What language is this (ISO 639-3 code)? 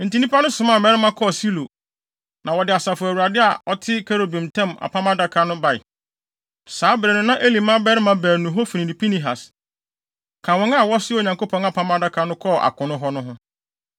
aka